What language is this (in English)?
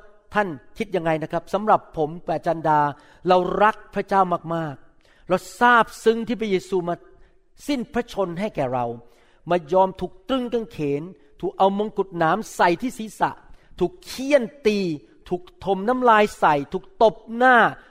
Thai